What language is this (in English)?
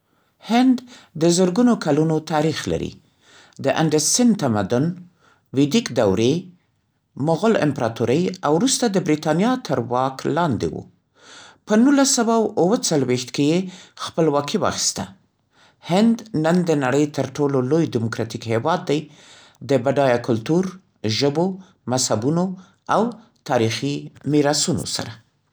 Central Pashto